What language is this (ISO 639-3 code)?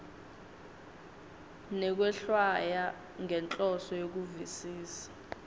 ssw